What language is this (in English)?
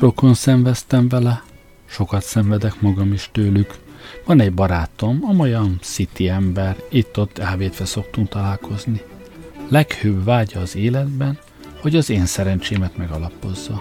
Hungarian